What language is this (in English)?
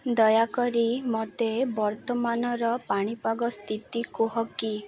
Odia